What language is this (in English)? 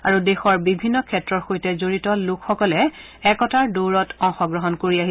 Assamese